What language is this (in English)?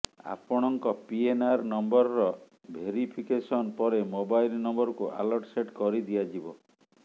Odia